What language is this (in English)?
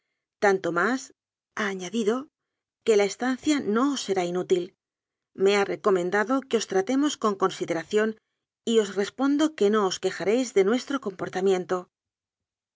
Spanish